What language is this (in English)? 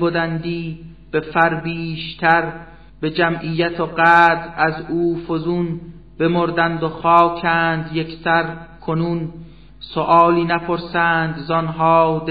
Persian